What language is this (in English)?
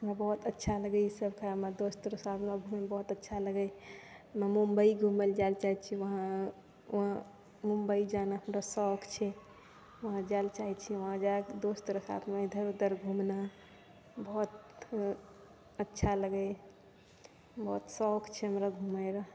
Maithili